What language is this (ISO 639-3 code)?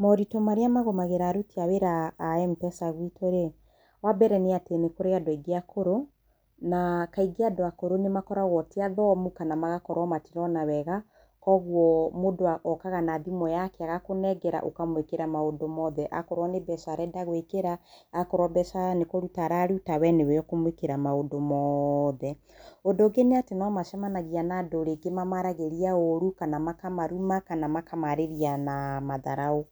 kik